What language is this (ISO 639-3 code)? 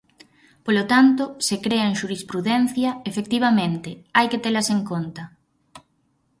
glg